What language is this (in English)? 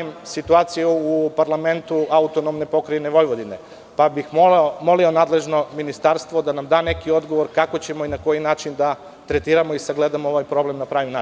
Serbian